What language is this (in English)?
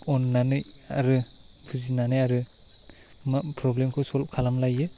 Bodo